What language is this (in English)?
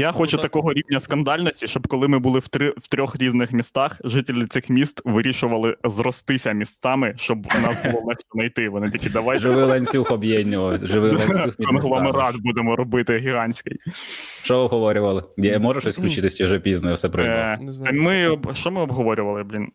Ukrainian